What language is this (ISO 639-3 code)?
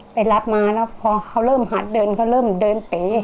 tha